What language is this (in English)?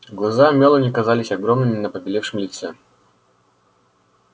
Russian